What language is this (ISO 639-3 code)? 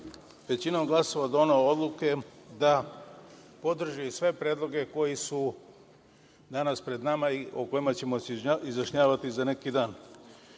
srp